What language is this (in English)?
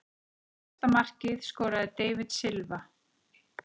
Icelandic